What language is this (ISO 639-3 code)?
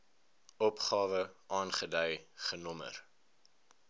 afr